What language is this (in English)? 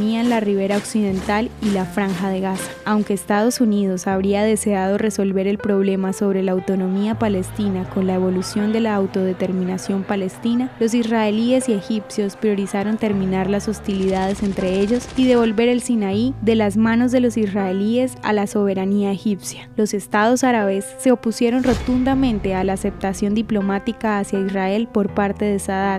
Spanish